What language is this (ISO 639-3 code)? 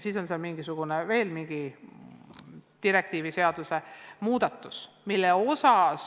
est